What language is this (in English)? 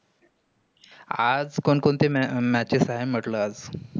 Marathi